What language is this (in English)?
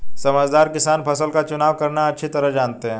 Hindi